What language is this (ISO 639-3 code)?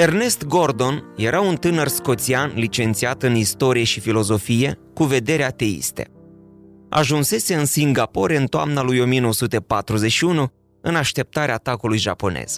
ron